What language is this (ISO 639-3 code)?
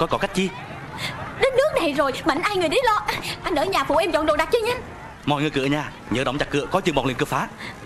vie